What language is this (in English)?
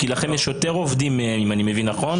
Hebrew